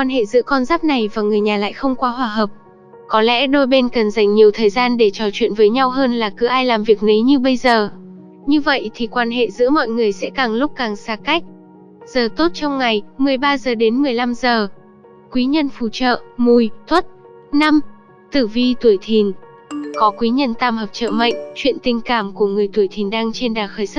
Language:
Vietnamese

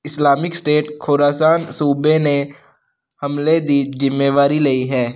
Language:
Punjabi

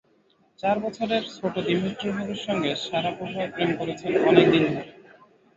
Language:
Bangla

